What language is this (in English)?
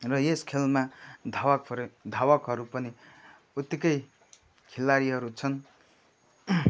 Nepali